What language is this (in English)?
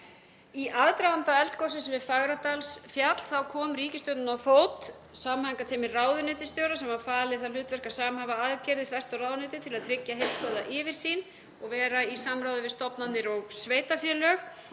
Icelandic